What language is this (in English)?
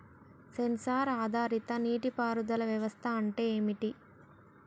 Telugu